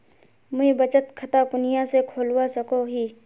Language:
Magahi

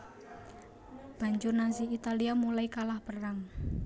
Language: Javanese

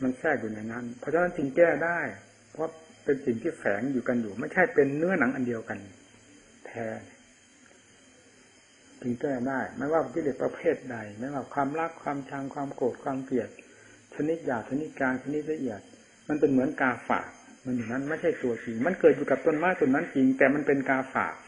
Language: Thai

